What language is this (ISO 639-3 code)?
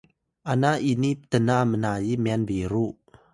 tay